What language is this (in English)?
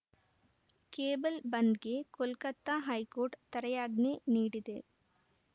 Kannada